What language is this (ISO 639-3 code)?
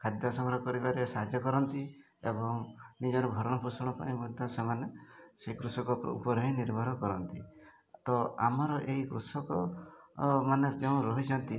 ori